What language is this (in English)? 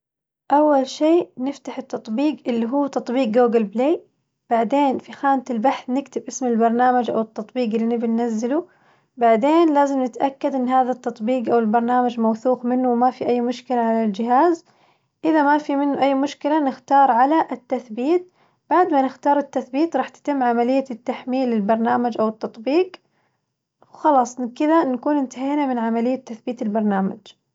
Najdi Arabic